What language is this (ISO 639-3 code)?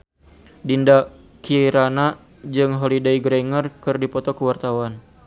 sun